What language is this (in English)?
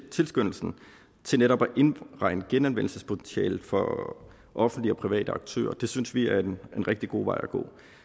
Danish